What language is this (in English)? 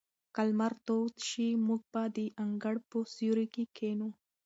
Pashto